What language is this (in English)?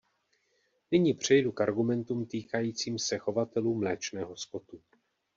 Czech